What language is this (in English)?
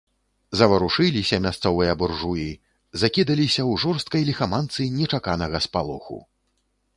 Belarusian